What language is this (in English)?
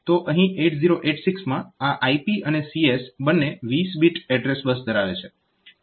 Gujarati